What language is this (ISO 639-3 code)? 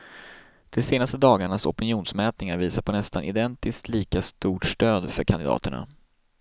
swe